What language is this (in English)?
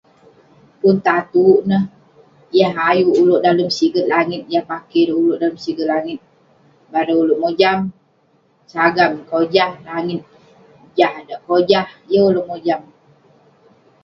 Western Penan